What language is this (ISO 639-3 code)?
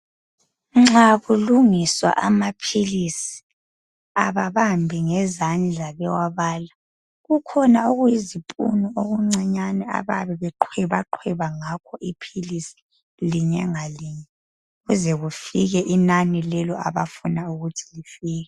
nde